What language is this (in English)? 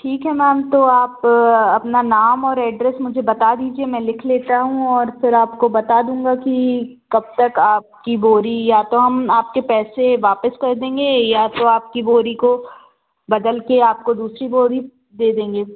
Hindi